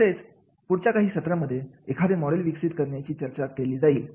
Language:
Marathi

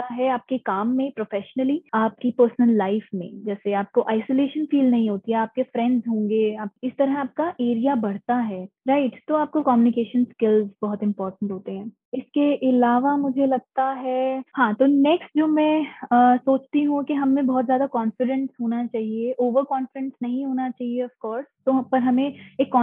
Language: Hindi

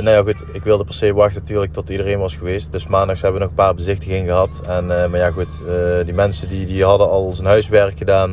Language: Dutch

